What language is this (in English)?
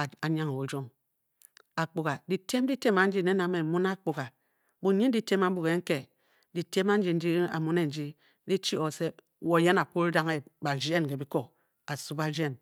Bokyi